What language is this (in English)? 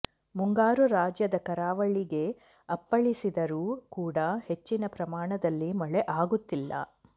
Kannada